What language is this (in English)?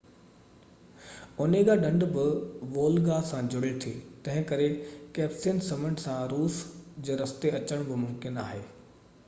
Sindhi